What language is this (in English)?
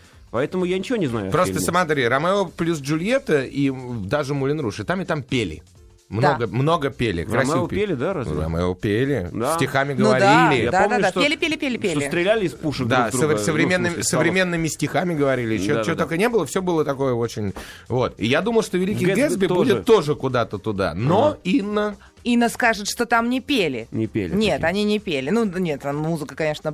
Russian